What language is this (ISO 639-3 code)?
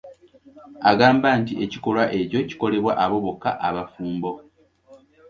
lug